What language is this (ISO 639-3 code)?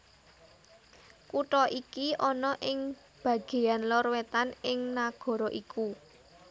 jav